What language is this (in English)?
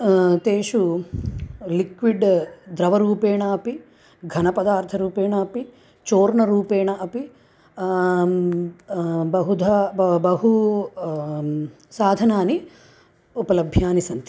Sanskrit